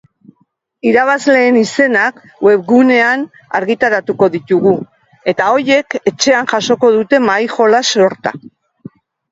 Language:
Basque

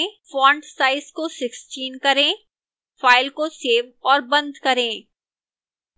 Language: Hindi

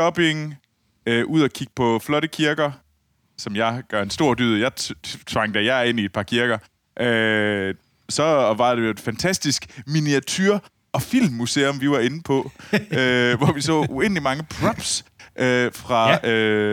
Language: Danish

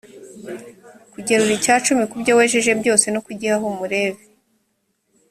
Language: Kinyarwanda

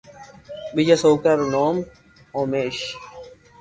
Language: Loarki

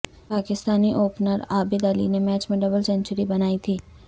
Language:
Urdu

